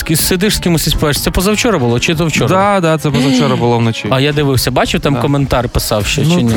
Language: Ukrainian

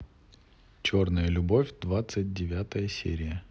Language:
Russian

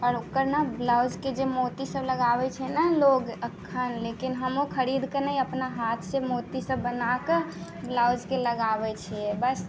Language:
Maithili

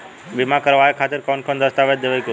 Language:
Bhojpuri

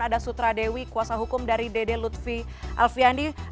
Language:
Indonesian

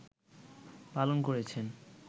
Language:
Bangla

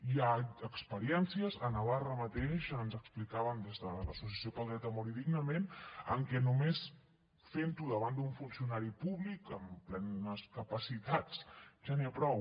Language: Catalan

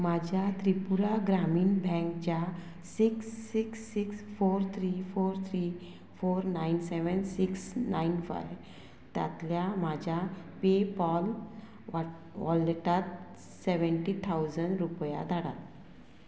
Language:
Konkani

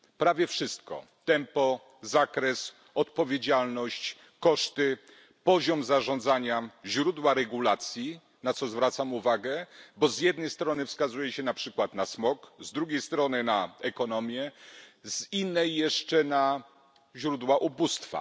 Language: Polish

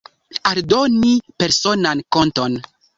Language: Esperanto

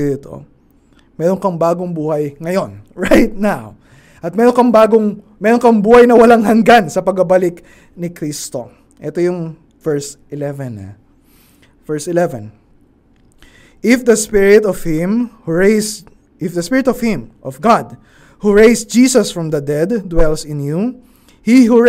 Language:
Filipino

